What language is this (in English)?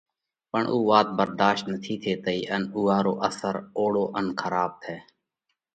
Parkari Koli